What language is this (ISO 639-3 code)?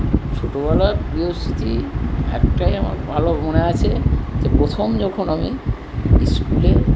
ben